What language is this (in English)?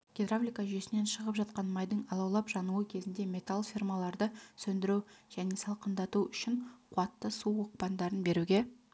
Kazakh